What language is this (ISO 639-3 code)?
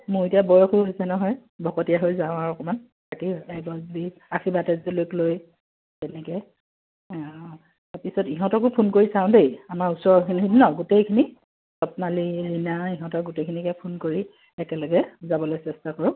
asm